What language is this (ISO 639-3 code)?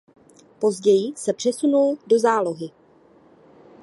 ces